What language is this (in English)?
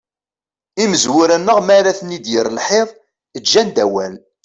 Kabyle